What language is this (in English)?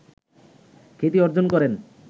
Bangla